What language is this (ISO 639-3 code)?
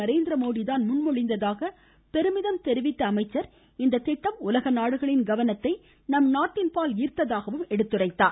tam